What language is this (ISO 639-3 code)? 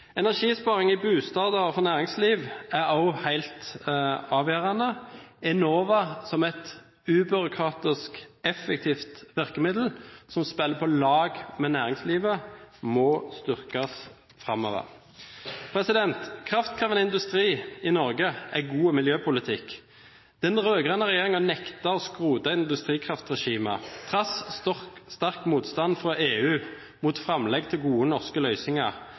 nob